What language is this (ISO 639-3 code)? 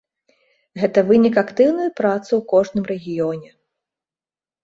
bel